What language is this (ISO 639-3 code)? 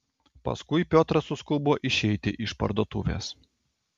lit